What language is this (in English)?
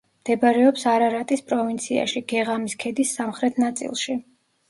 Georgian